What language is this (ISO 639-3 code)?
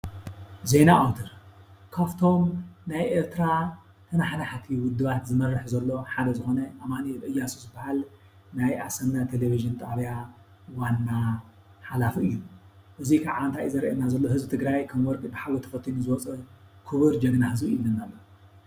tir